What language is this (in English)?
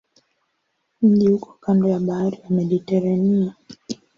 Swahili